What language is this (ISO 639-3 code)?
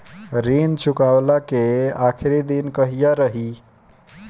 bho